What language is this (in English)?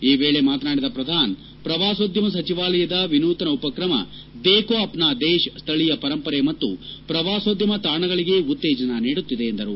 Kannada